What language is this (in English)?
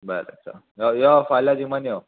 Konkani